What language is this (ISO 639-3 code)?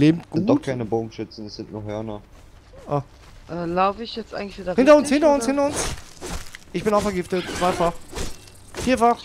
deu